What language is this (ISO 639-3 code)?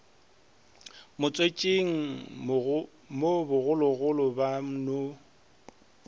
nso